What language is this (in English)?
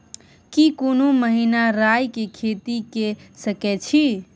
Maithili